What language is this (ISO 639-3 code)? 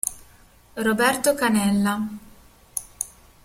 ita